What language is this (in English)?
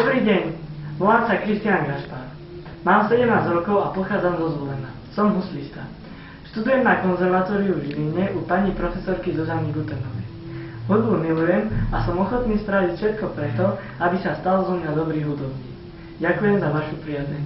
Bulgarian